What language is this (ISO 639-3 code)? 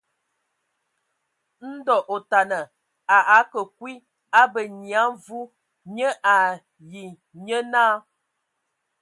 ewo